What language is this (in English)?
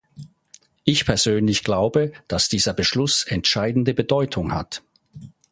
German